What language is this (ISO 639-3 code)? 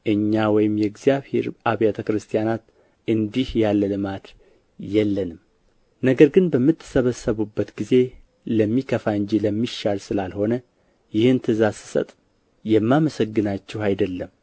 amh